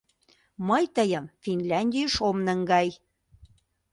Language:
Mari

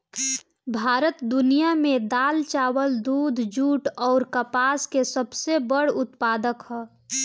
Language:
Bhojpuri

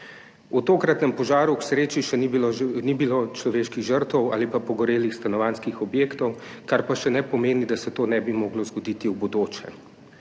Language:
Slovenian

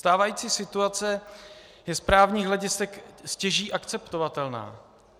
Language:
Czech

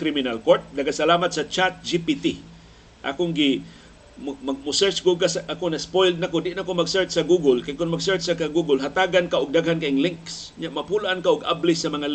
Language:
Filipino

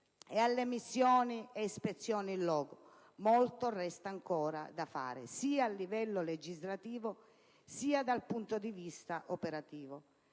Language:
Italian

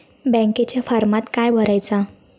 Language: Marathi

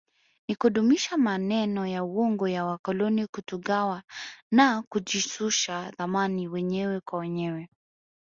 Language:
Swahili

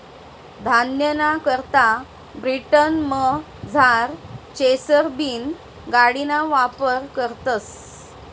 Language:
Marathi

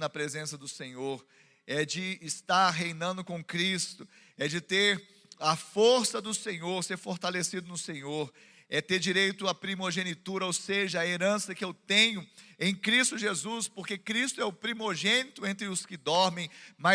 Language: Portuguese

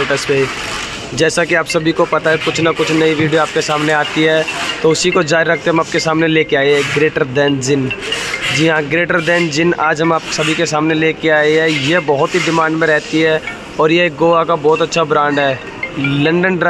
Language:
Hindi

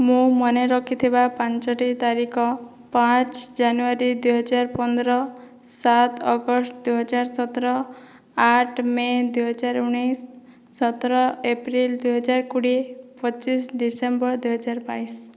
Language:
Odia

